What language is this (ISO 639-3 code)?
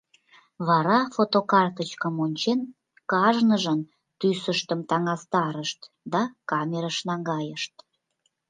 chm